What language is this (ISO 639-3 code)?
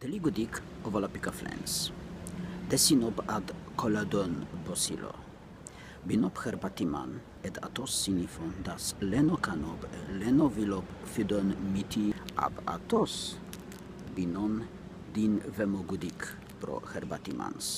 ron